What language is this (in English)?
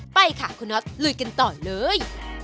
Thai